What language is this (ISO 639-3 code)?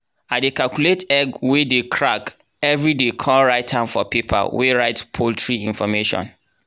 pcm